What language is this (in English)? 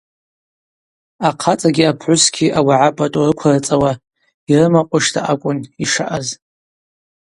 Abaza